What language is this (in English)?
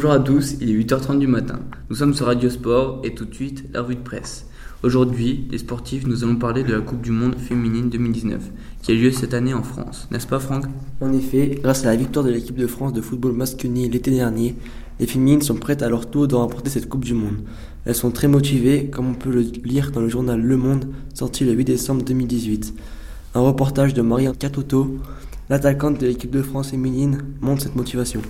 French